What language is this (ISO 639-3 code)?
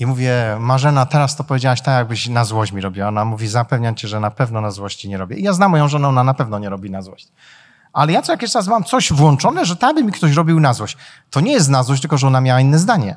pol